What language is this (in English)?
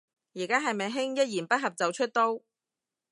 Cantonese